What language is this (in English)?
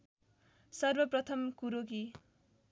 Nepali